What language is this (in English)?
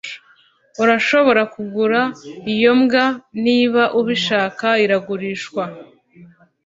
Kinyarwanda